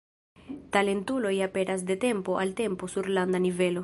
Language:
Esperanto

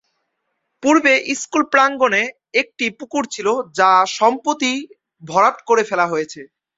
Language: Bangla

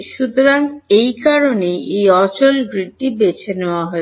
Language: Bangla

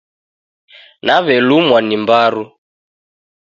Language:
Taita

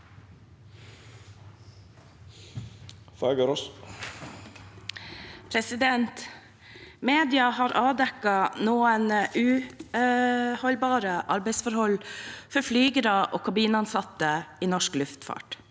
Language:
Norwegian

